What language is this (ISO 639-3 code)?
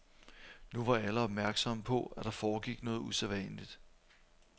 dan